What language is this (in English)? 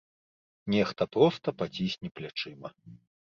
Belarusian